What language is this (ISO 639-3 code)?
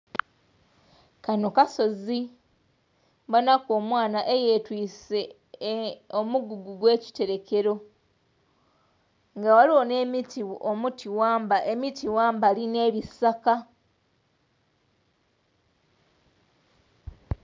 xog